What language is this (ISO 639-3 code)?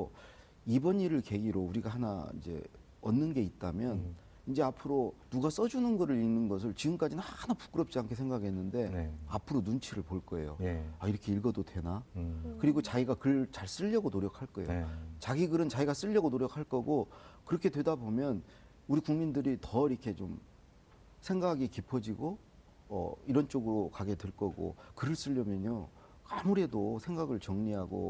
kor